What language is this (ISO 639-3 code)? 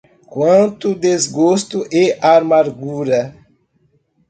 por